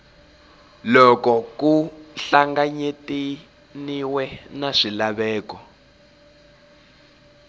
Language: Tsonga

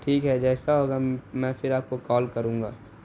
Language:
Urdu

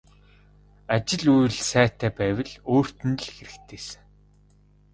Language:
Mongolian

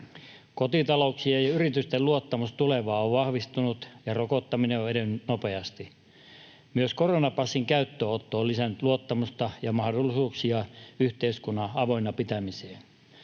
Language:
Finnish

